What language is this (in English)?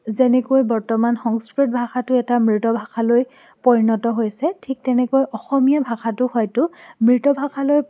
Assamese